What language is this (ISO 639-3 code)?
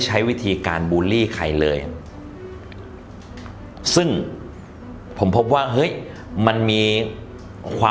tha